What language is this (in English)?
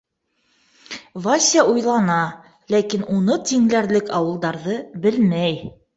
Bashkir